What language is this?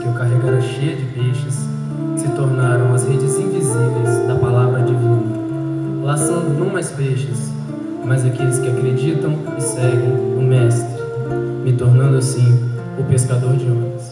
Portuguese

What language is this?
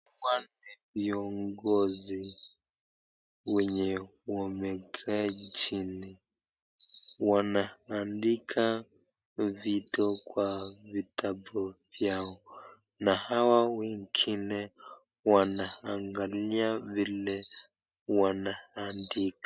Swahili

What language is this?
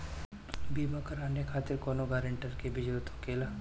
Bhojpuri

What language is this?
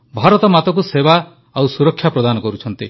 Odia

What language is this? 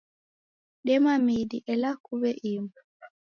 Taita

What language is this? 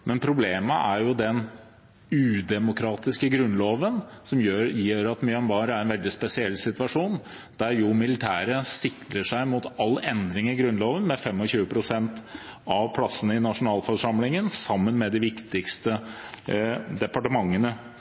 Norwegian Bokmål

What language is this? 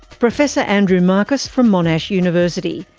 English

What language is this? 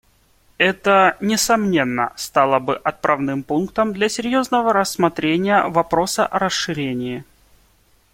Russian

